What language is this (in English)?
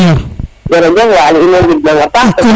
Serer